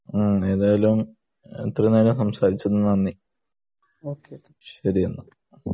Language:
Malayalam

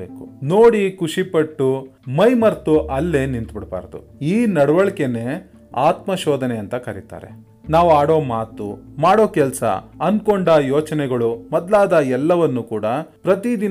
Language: Kannada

